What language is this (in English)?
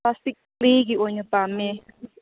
Manipuri